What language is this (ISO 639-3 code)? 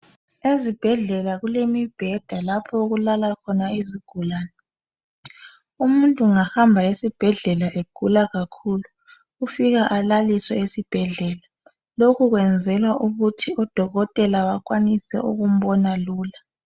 nde